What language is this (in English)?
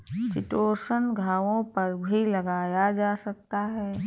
Hindi